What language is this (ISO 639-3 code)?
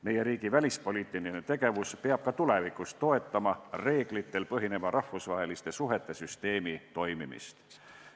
est